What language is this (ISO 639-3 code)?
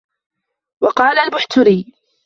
ara